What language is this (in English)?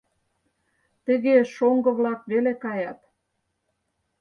Mari